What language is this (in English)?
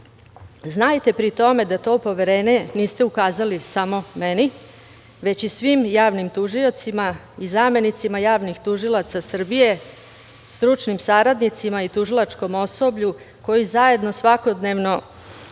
Serbian